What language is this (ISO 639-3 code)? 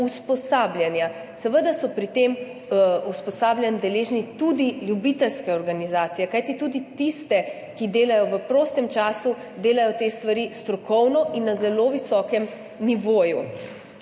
slv